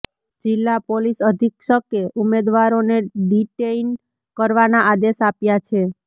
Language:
Gujarati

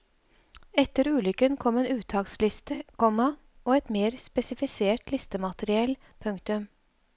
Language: Norwegian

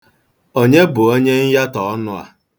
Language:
Igbo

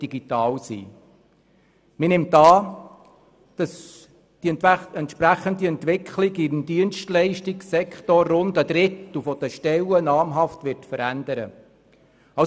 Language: Swiss German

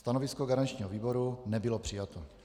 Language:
Czech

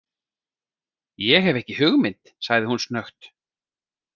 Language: Icelandic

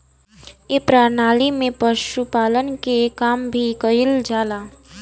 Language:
Bhojpuri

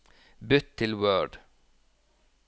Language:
Norwegian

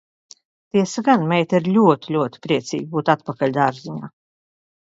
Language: Latvian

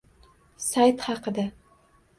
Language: Uzbek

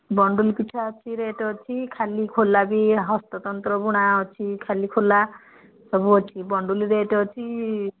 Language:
Odia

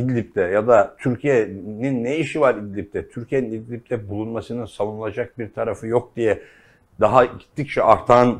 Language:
Turkish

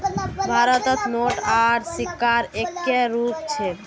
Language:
Magahi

